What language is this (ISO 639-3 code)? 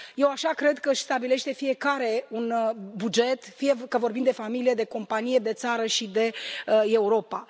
ron